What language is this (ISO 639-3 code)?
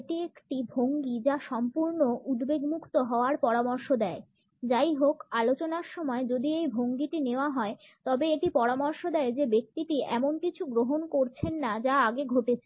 ben